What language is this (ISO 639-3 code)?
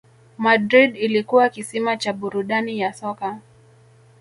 swa